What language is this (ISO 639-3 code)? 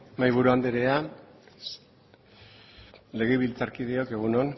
eus